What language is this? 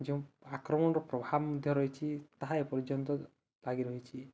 Odia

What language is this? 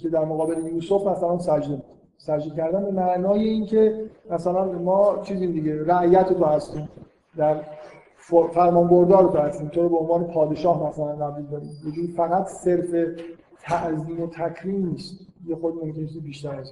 Persian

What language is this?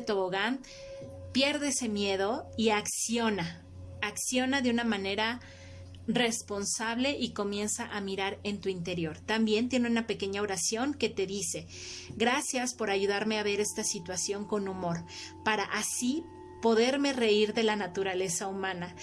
Spanish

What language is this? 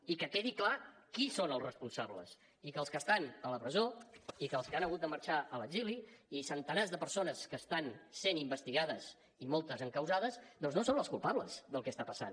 Catalan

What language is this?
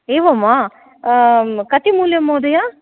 Sanskrit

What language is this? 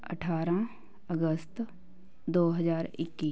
Punjabi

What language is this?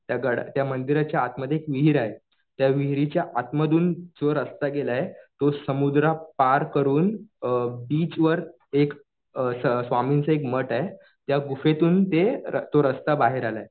Marathi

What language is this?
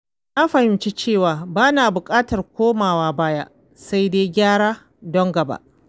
Hausa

